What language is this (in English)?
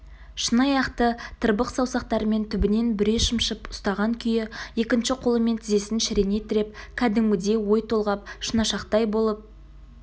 Kazakh